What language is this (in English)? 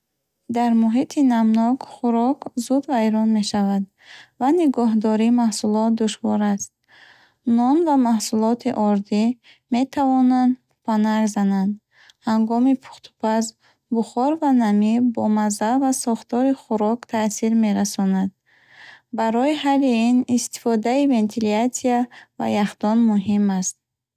Bukharic